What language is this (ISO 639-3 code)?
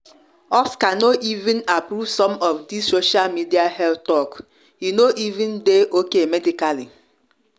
pcm